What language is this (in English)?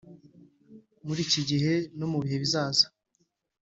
Kinyarwanda